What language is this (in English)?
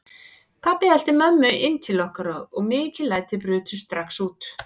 Icelandic